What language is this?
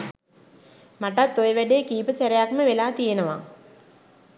Sinhala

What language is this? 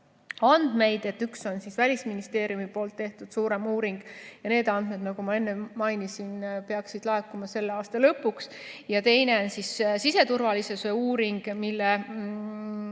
Estonian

